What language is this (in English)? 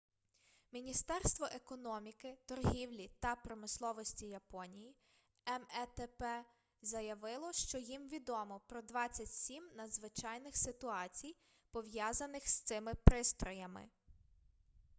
Ukrainian